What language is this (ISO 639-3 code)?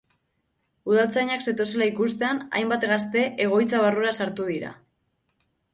eus